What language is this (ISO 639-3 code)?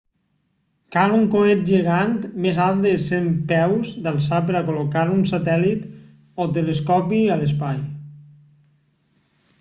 cat